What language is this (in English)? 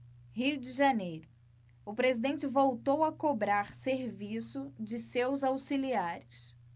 Portuguese